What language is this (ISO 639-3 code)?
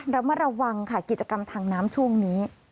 tha